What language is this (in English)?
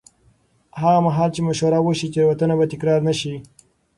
Pashto